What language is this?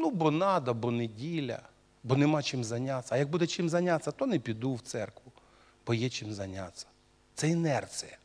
Russian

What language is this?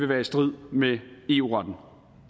Danish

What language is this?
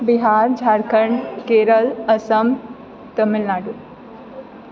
Maithili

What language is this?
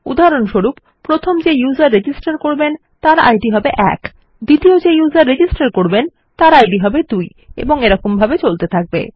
Bangla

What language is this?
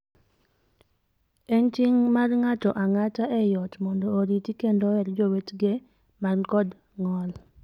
Luo (Kenya and Tanzania)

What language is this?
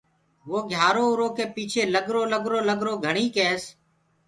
Gurgula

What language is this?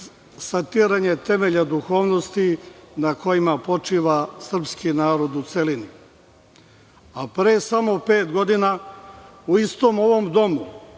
Serbian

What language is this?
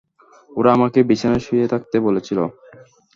Bangla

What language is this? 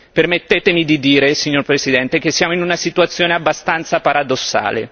Italian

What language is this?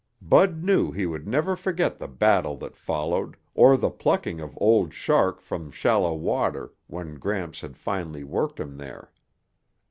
English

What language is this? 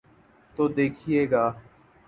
Urdu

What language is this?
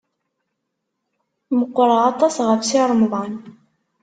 Kabyle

